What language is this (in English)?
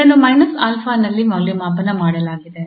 Kannada